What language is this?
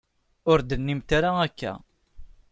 Kabyle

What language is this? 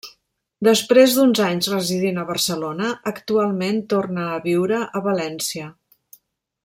Catalan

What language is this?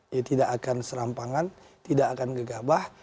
Indonesian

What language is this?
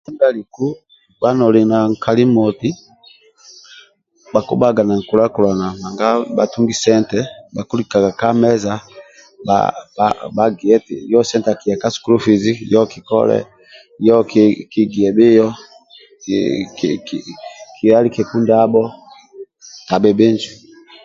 Amba (Uganda)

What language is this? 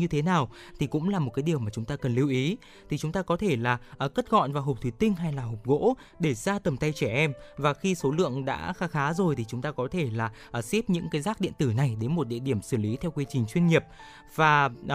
Vietnamese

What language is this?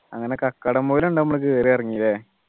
Malayalam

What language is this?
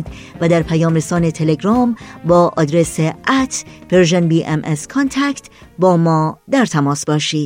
Persian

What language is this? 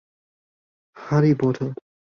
Chinese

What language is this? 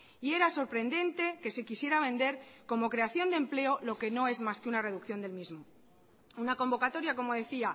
Spanish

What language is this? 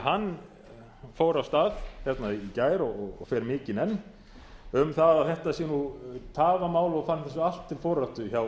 Icelandic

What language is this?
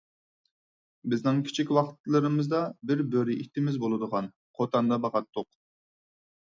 Uyghur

